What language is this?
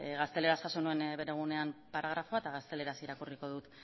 Basque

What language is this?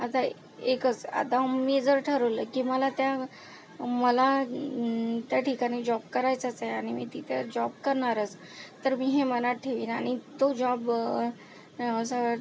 Marathi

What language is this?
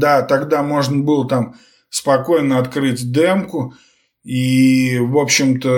Russian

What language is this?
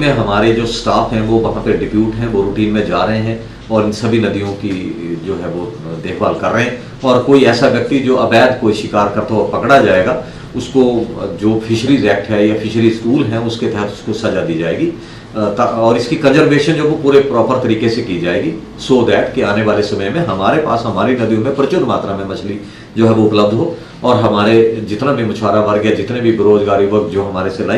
Hindi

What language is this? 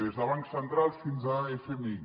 Catalan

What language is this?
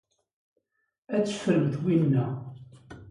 Kabyle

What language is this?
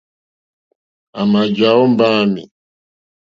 Mokpwe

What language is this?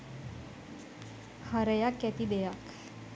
Sinhala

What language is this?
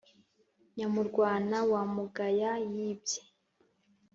Kinyarwanda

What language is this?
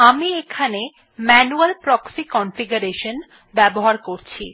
Bangla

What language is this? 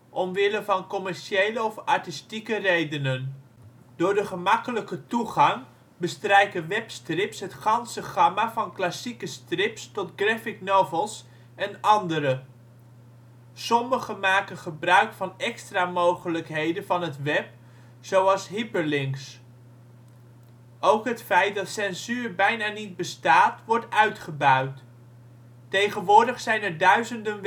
Dutch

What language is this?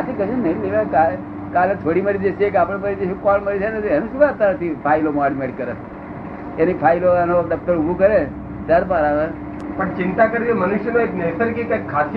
Gujarati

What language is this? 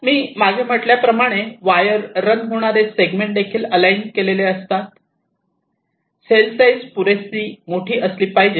Marathi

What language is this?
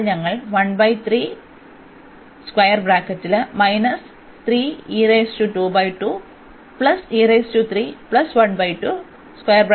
Malayalam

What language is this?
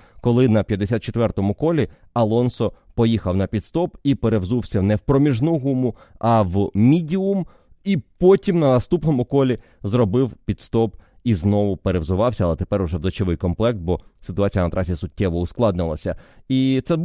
Ukrainian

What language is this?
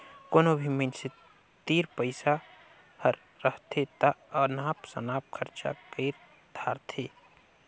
Chhattisgarhi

